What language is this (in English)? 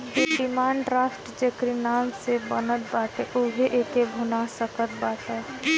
Bhojpuri